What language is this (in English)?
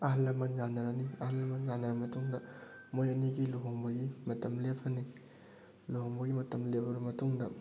Manipuri